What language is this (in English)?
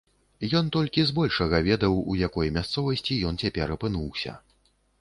Belarusian